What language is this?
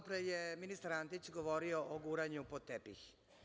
Serbian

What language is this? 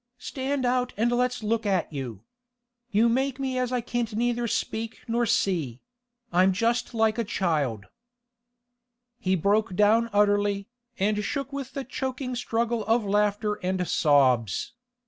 English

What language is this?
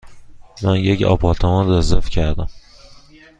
Persian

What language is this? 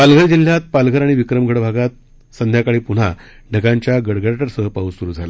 Marathi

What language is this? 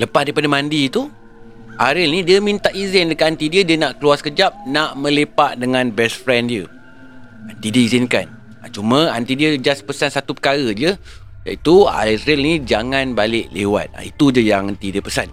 Malay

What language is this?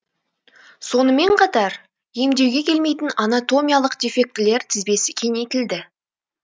Kazakh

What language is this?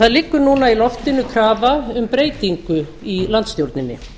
Icelandic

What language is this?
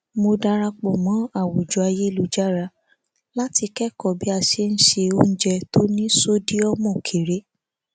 Yoruba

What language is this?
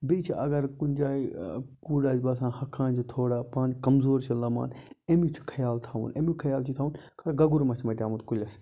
Kashmiri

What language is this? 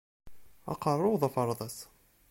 Kabyle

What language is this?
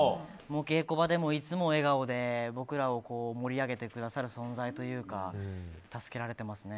Japanese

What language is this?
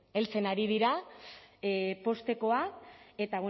Basque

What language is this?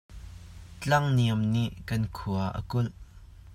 Hakha Chin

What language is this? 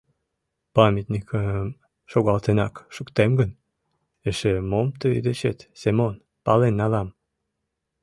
Mari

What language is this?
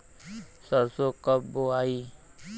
Bhojpuri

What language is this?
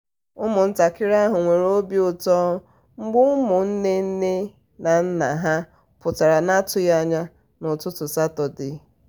Igbo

